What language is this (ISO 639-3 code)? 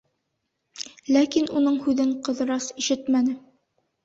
bak